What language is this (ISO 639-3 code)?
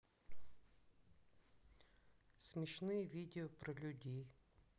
rus